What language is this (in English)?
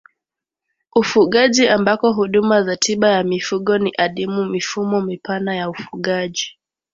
Swahili